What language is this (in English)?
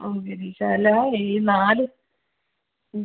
Malayalam